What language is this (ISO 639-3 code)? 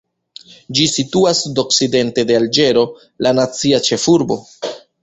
epo